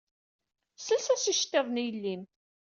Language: Kabyle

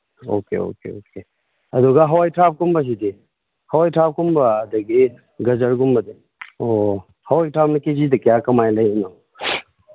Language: Manipuri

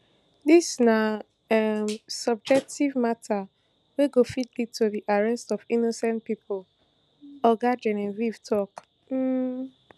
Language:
Nigerian Pidgin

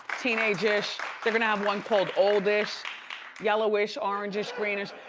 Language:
English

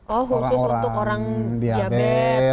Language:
Indonesian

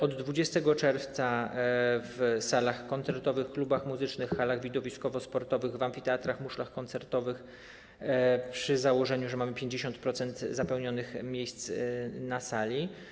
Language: Polish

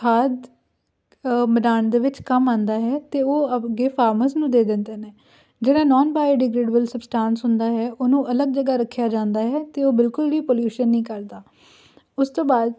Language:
Punjabi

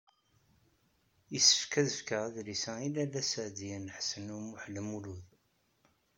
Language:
Kabyle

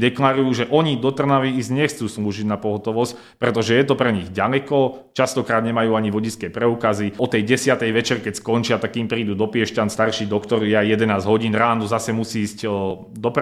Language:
Slovak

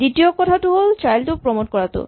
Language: Assamese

